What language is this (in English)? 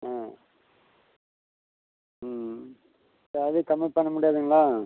Tamil